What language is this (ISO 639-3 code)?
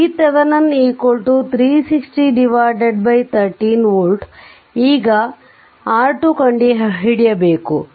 kan